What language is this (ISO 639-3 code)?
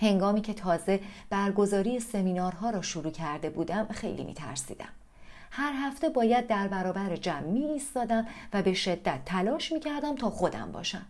fas